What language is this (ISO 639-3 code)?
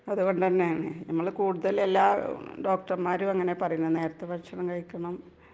mal